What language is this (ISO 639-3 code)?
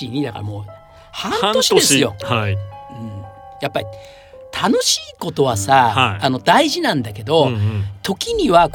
jpn